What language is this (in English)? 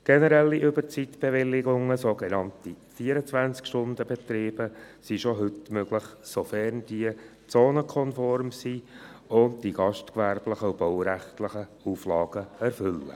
Swiss German